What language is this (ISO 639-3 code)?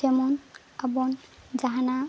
sat